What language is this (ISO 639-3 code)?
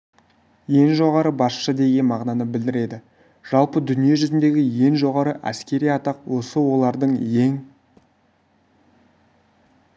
kaz